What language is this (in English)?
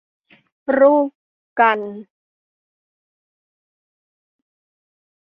Thai